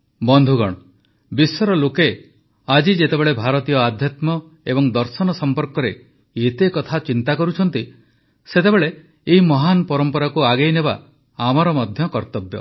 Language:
Odia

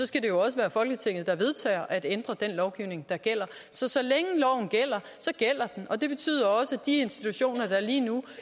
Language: Danish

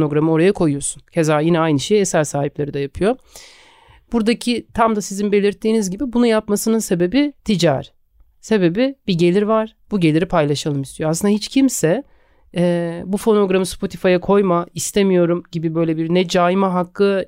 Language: Turkish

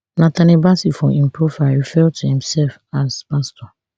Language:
Nigerian Pidgin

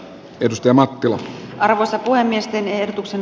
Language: Finnish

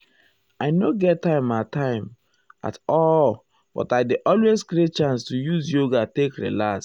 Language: Nigerian Pidgin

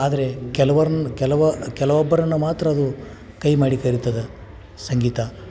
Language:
Kannada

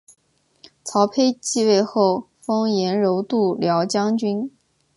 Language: Chinese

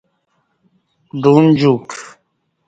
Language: Kati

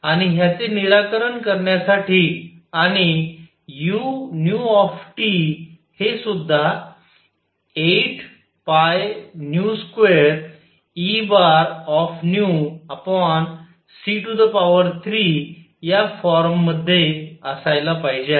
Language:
Marathi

